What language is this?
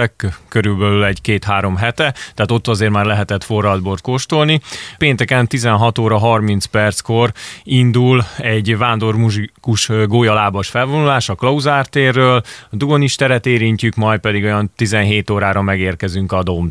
Hungarian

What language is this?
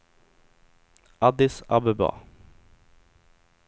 Swedish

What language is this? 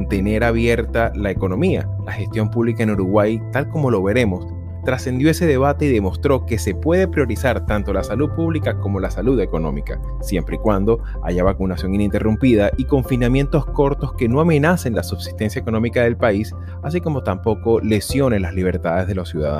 Spanish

